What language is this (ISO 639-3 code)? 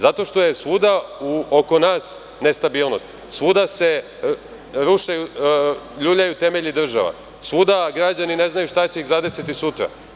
srp